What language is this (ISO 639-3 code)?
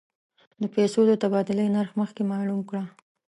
pus